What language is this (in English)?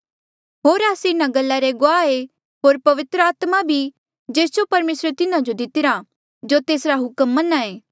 Mandeali